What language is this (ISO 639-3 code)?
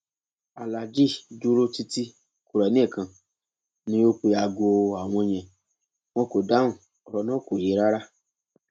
yor